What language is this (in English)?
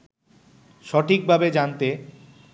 Bangla